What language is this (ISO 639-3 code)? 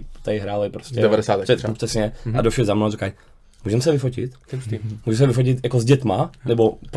ces